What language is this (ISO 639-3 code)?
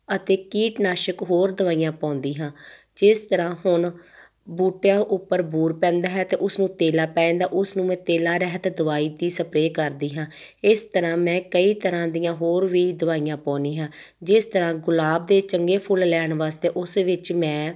pan